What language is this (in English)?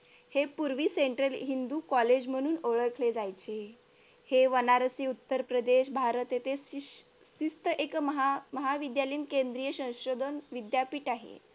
Marathi